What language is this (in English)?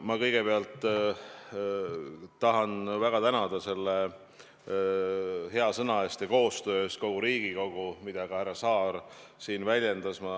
Estonian